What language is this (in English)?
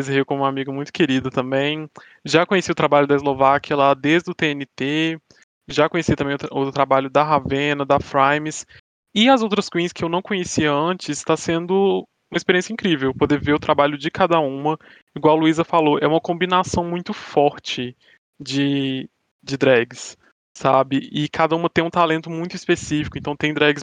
Portuguese